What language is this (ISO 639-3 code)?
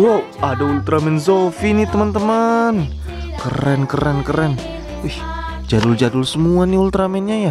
ind